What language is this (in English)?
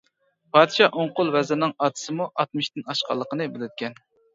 Uyghur